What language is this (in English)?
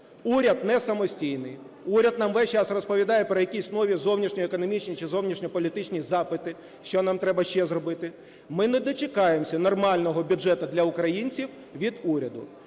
Ukrainian